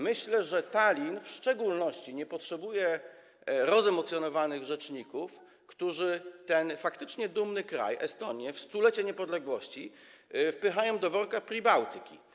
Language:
Polish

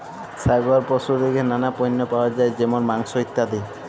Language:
Bangla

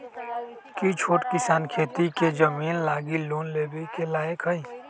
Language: Magahi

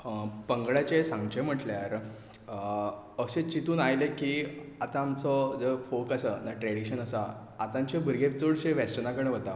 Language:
Konkani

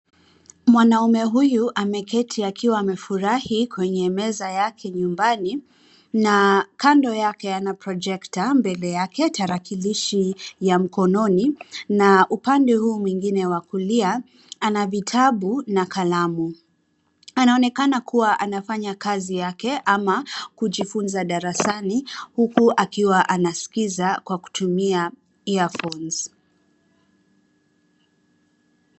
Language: Swahili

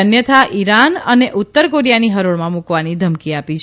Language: Gujarati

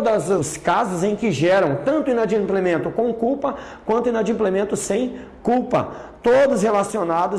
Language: Portuguese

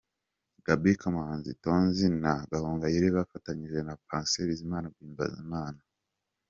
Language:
Kinyarwanda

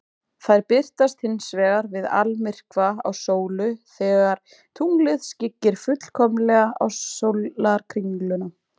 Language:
Icelandic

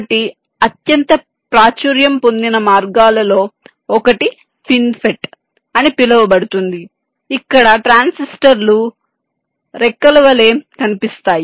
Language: Telugu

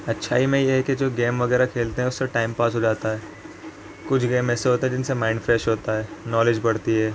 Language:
Urdu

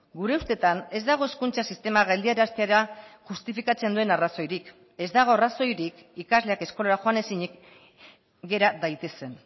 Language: Basque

